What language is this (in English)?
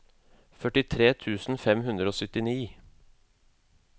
Norwegian